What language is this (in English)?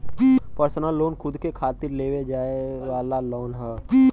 Bhojpuri